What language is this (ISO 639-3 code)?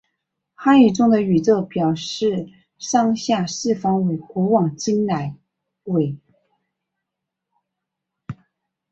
zho